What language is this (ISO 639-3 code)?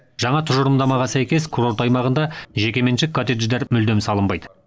kaz